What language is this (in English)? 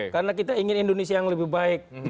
Indonesian